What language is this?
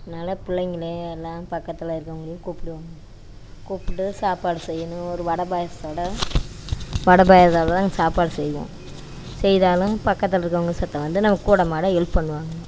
Tamil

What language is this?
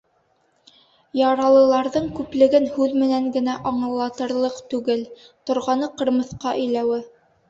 Bashkir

